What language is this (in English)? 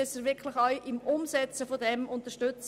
Swiss German